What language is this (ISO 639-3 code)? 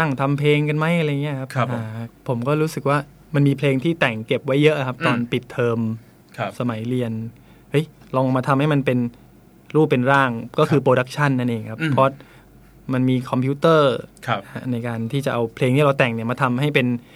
tha